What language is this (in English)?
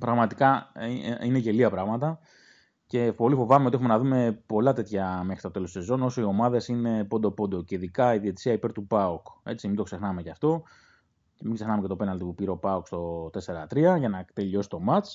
Greek